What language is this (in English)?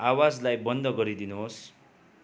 Nepali